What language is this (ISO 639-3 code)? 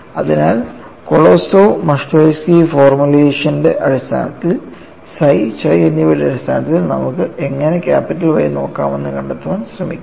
mal